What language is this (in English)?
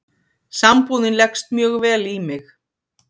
Icelandic